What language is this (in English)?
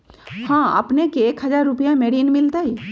Magahi